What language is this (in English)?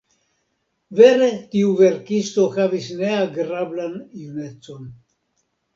Esperanto